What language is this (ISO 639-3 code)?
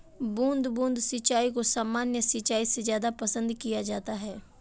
hin